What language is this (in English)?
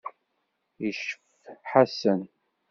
Kabyle